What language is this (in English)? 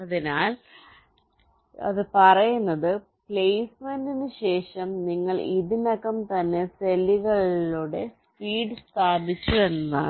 Malayalam